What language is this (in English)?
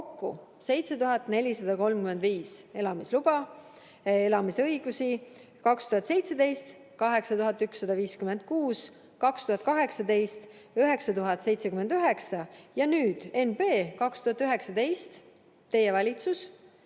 Estonian